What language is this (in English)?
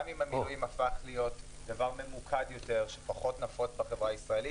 Hebrew